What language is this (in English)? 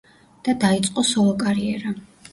Georgian